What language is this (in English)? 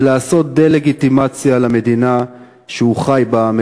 Hebrew